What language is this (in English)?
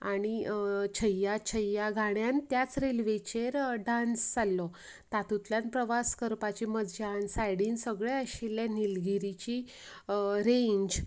Konkani